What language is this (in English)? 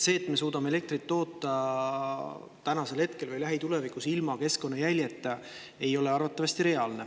Estonian